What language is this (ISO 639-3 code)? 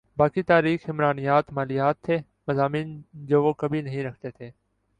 urd